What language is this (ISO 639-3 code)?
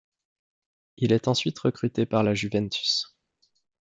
fra